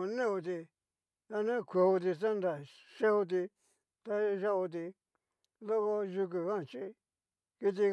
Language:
Cacaloxtepec Mixtec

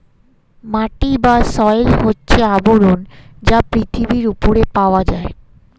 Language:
Bangla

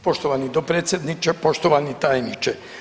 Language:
Croatian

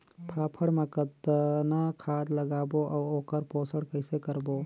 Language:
Chhattisgarhi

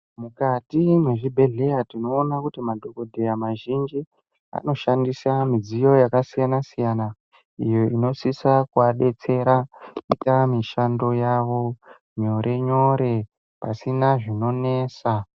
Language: Ndau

